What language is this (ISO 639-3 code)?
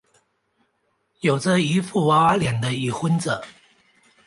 zho